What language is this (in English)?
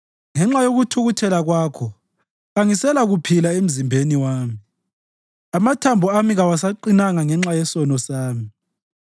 North Ndebele